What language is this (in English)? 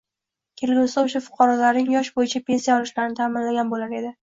Uzbek